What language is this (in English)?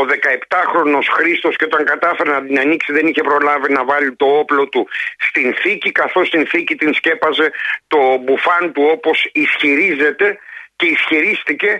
Greek